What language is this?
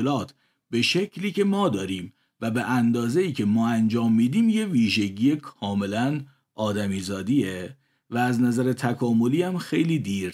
Persian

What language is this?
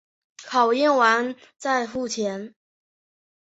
Chinese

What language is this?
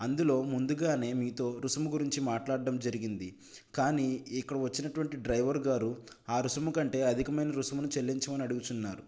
Telugu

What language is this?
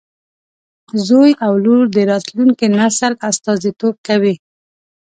Pashto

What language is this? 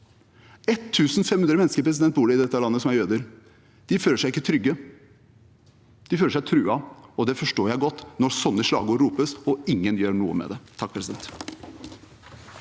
Norwegian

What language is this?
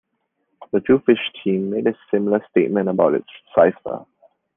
English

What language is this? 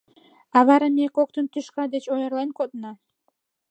Mari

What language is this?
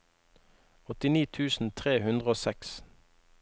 Norwegian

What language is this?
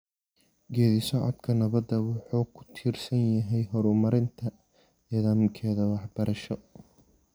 Somali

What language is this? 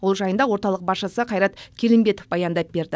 Kazakh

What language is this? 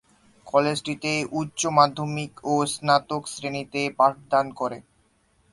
Bangla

